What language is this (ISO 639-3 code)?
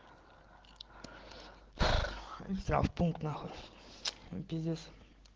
rus